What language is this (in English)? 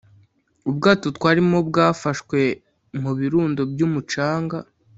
Kinyarwanda